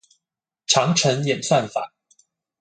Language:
Chinese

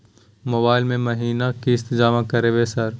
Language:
Maithili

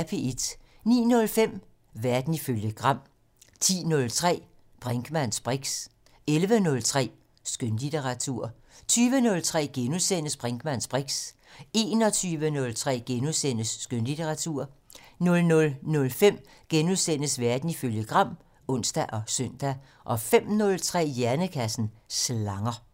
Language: Danish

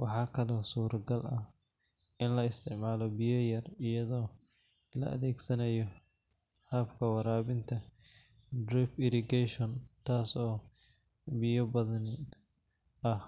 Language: Somali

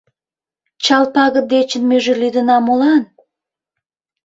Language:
Mari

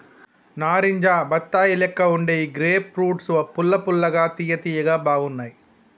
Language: Telugu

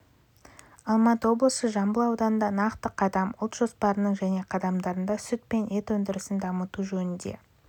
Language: Kazakh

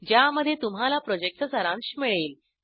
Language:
Marathi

